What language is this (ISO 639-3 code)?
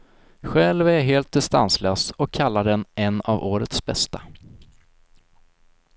swe